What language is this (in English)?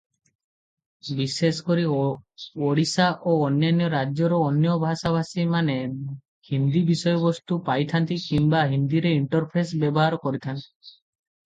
Odia